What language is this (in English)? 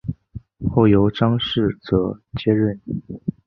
Chinese